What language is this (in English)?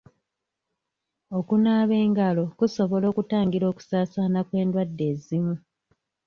Ganda